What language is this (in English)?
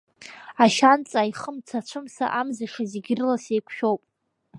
Abkhazian